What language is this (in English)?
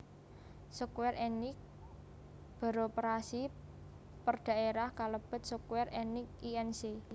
Javanese